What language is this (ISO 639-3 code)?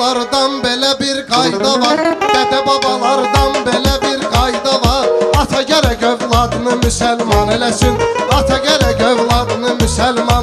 tur